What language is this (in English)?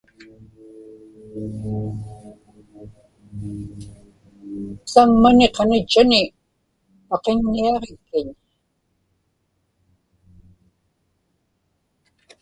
Inupiaq